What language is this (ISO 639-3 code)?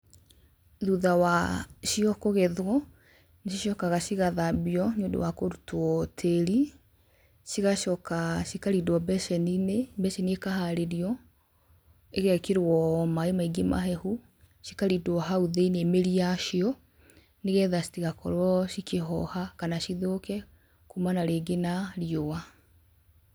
kik